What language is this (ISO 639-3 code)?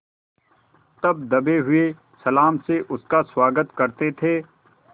hin